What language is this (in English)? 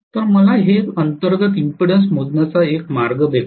Marathi